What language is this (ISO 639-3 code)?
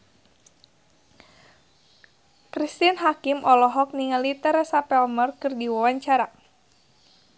sun